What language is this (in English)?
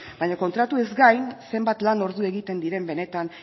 Basque